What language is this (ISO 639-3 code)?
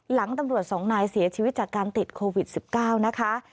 tha